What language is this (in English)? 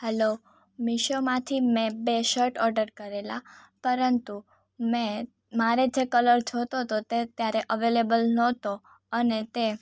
Gujarati